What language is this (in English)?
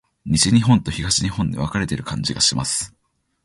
Japanese